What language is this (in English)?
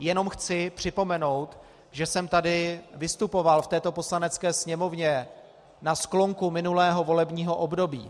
Czech